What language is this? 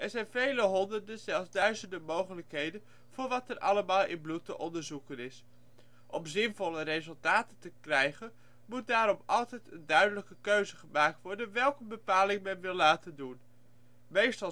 Dutch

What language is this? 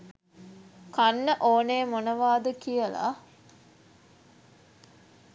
Sinhala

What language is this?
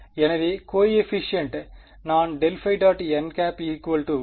Tamil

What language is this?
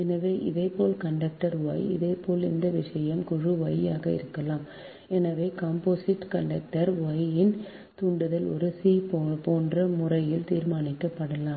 Tamil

